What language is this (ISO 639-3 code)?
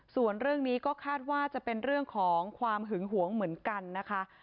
tha